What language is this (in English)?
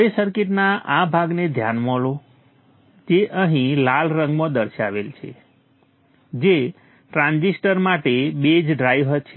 Gujarati